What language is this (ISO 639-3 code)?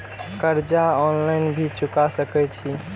mai